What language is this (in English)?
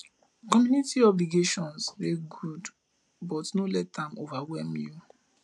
Nigerian Pidgin